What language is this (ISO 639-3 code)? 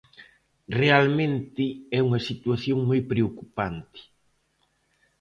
glg